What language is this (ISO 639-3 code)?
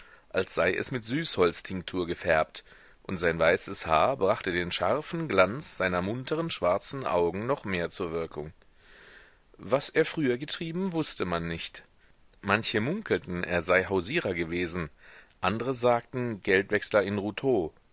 deu